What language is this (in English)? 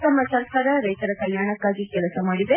Kannada